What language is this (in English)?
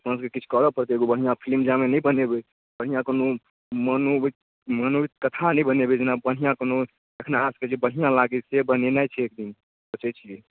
Maithili